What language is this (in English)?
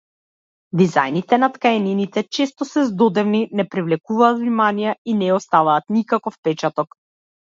Macedonian